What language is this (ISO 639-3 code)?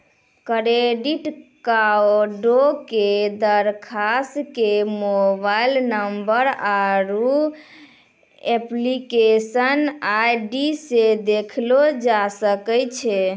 mai